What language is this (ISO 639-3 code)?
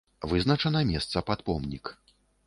bel